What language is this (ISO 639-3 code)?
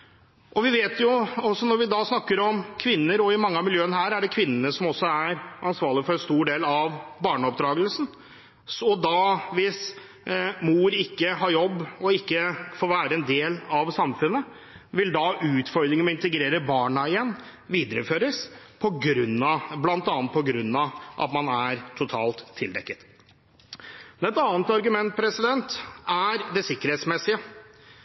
nob